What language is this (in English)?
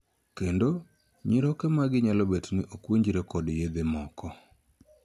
Luo (Kenya and Tanzania)